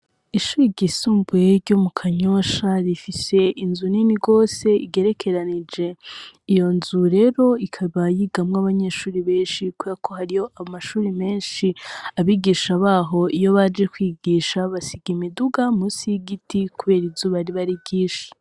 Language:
Rundi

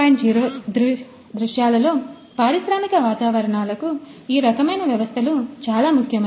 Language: Telugu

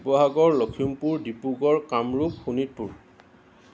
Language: Assamese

